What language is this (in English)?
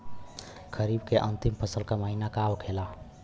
Bhojpuri